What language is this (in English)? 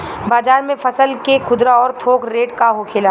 Bhojpuri